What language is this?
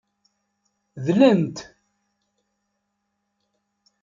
Kabyle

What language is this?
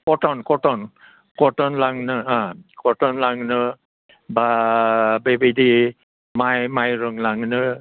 Bodo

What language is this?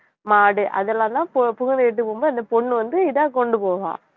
Tamil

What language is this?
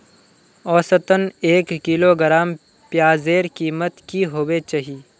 Magahi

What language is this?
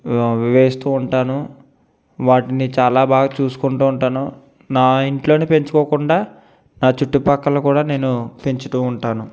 Telugu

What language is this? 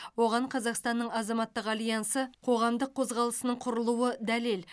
Kazakh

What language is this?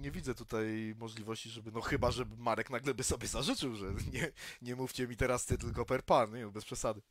Polish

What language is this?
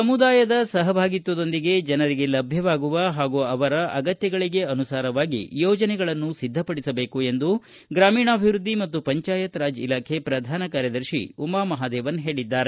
Kannada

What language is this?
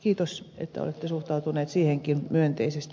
Finnish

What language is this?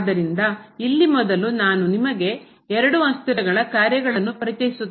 Kannada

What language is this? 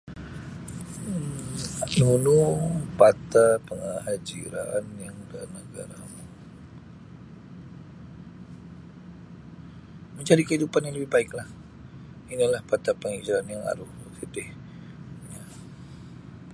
Sabah Bisaya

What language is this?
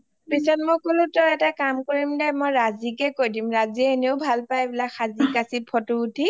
Assamese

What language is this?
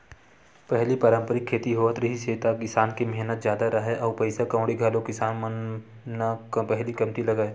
Chhattisgarhi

